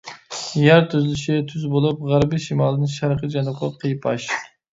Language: Uyghur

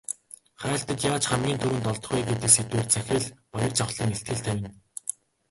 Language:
Mongolian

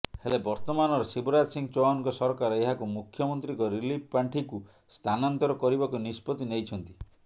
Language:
Odia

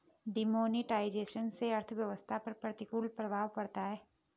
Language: Hindi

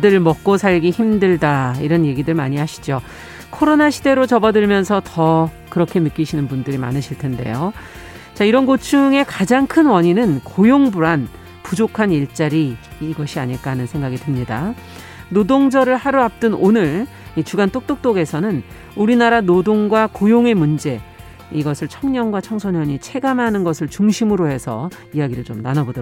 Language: Korean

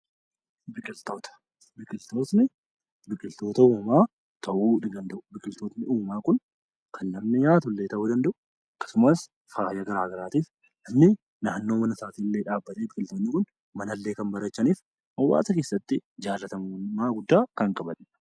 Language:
Oromo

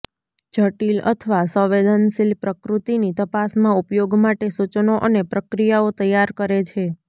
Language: Gujarati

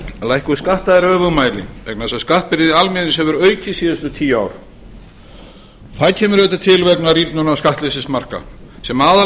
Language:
Icelandic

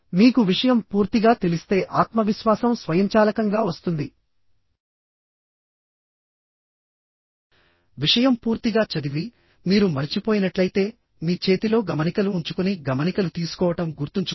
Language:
Telugu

